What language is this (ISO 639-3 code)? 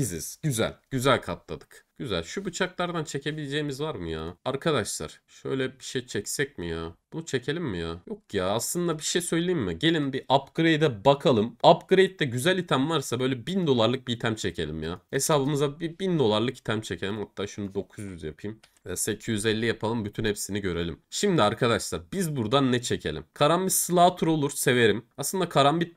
tur